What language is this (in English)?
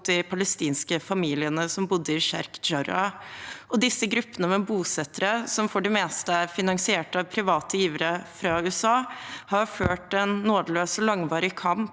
Norwegian